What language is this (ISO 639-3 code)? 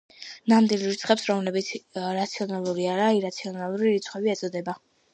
kat